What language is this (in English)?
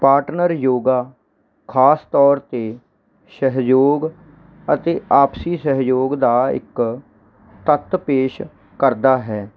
Punjabi